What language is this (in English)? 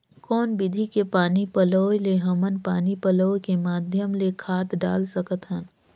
Chhattisgarhi